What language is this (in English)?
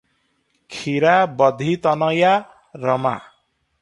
Odia